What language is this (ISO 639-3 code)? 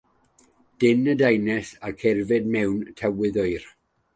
cym